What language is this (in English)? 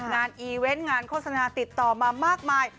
Thai